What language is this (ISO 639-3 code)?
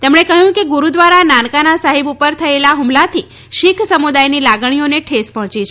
guj